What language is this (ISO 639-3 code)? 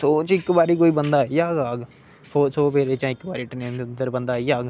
doi